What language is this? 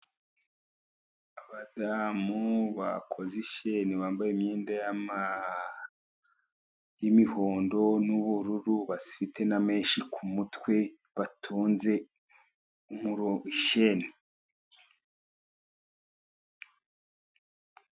Kinyarwanda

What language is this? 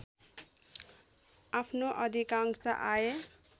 Nepali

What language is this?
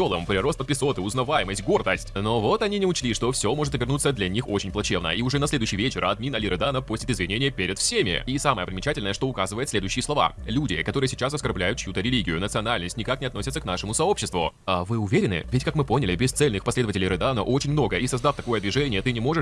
Russian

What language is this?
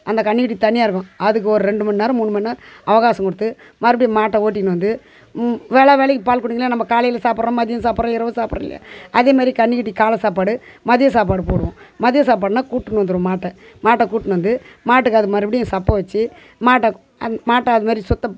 Tamil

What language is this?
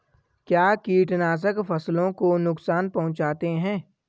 Hindi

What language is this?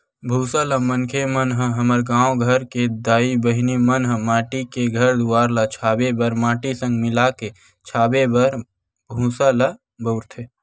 Chhattisgarhi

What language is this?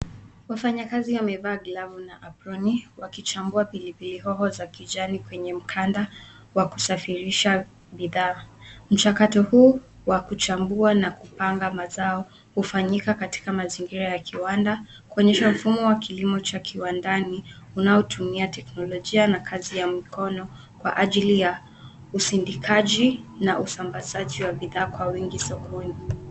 Swahili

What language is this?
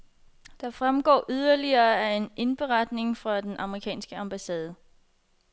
Danish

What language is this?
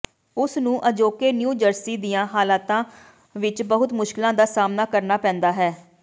Punjabi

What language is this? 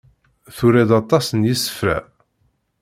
Kabyle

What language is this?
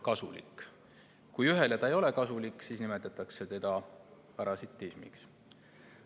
Estonian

